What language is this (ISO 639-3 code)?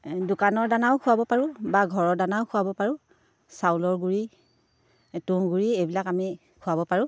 asm